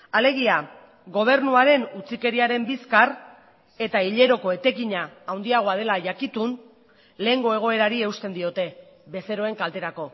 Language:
Basque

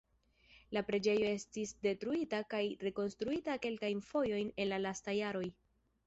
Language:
Esperanto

